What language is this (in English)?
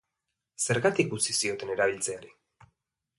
Basque